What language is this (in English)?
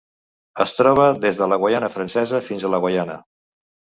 Catalan